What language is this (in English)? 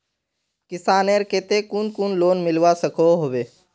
Magahi